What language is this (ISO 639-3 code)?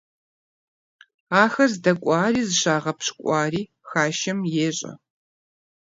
kbd